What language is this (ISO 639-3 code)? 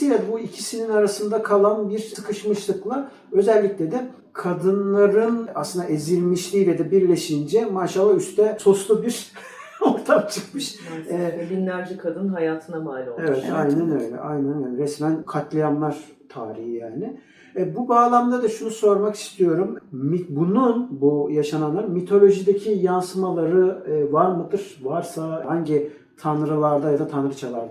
tur